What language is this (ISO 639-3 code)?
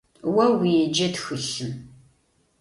ady